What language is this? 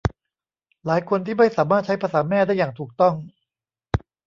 Thai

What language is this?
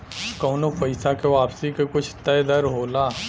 Bhojpuri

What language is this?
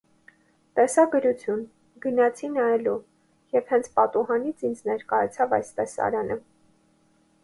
Armenian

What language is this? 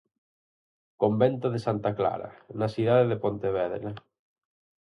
Galician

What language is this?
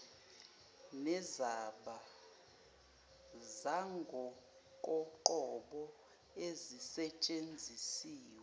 Zulu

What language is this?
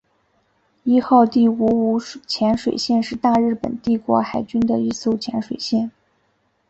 Chinese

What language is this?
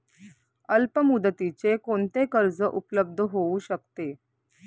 Marathi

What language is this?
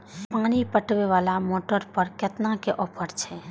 Maithili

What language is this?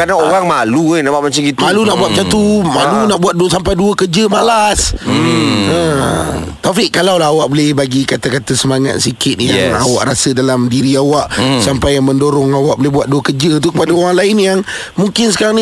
Malay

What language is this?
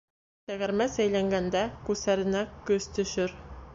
Bashkir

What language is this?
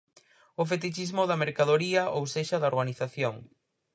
Galician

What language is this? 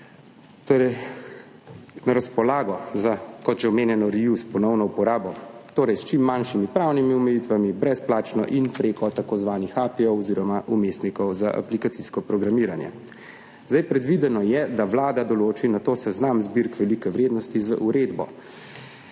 Slovenian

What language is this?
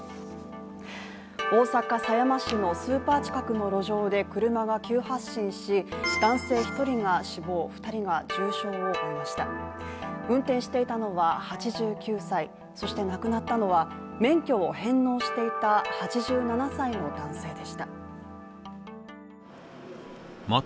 Japanese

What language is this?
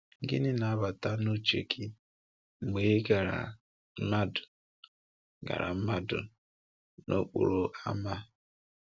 Igbo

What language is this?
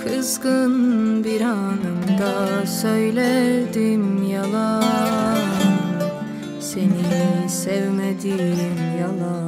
Turkish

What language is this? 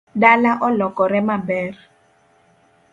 Luo (Kenya and Tanzania)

